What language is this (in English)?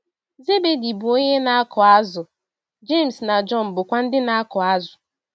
Igbo